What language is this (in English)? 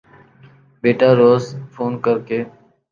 Urdu